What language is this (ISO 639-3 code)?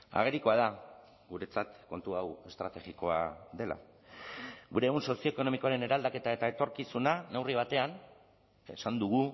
eus